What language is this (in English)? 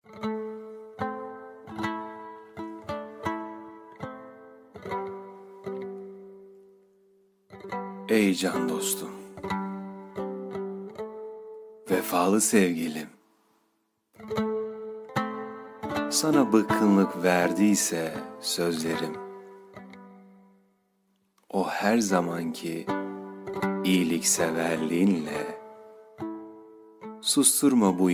Turkish